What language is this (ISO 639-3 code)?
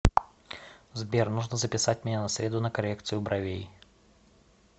rus